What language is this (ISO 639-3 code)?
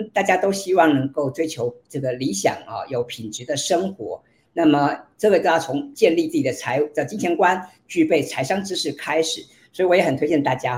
zho